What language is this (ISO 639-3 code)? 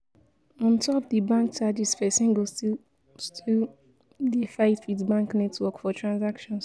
pcm